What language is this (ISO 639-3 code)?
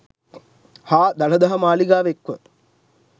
sin